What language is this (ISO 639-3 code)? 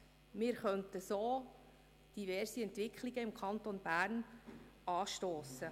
gsw